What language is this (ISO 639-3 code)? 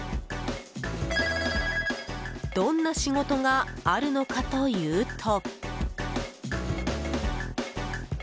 jpn